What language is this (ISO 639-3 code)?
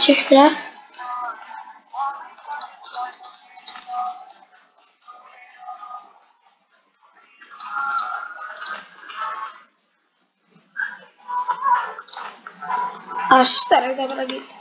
pol